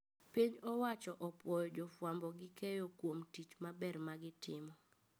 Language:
Luo (Kenya and Tanzania)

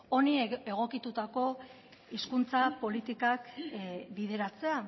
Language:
Basque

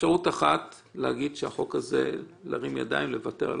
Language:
Hebrew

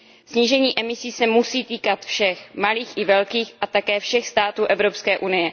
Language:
Czech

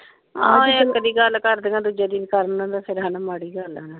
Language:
Punjabi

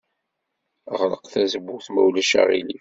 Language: Kabyle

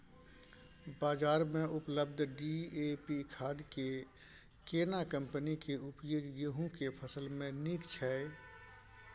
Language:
Maithili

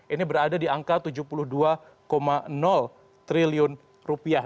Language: Indonesian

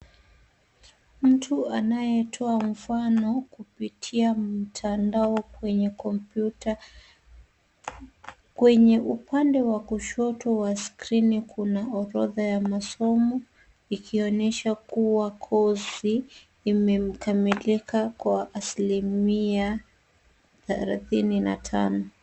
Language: Swahili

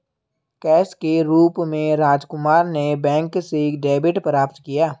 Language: Hindi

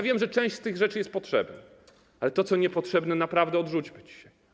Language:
Polish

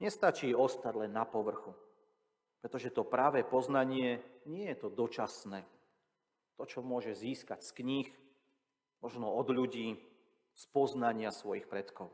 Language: Slovak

